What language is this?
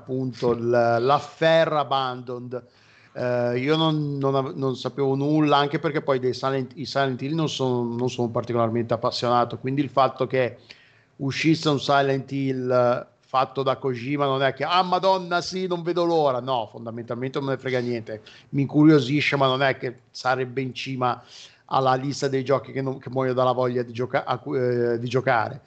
Italian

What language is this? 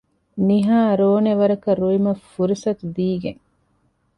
Divehi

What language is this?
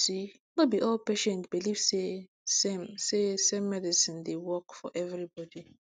Nigerian Pidgin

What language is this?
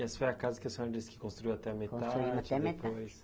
Portuguese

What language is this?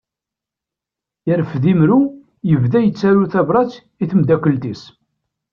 Kabyle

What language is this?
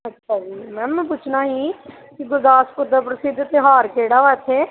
Punjabi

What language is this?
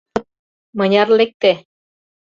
Mari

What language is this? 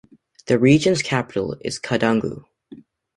English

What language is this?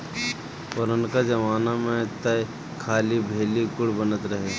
Bhojpuri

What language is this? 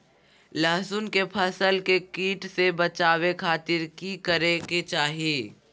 Magahi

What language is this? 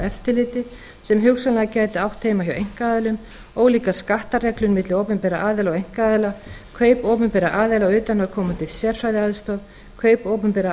Icelandic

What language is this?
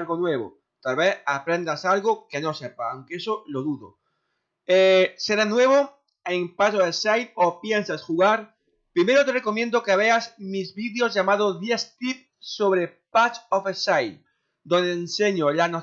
Spanish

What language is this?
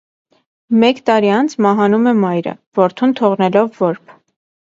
Armenian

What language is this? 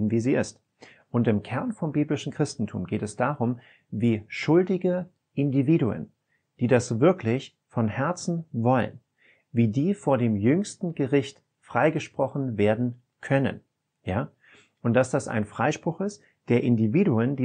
German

